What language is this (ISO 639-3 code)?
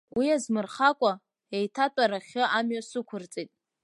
abk